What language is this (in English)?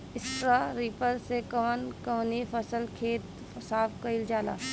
Bhojpuri